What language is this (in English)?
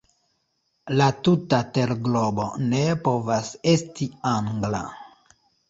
Esperanto